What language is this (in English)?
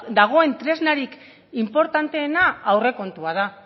Basque